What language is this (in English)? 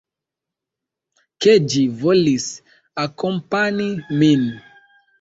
Esperanto